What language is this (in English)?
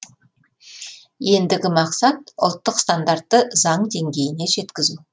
Kazakh